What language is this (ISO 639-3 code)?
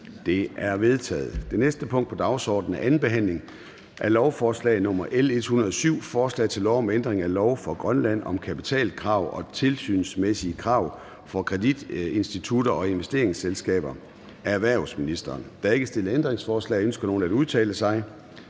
dan